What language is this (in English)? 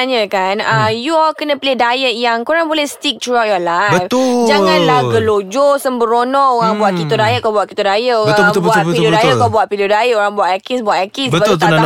Malay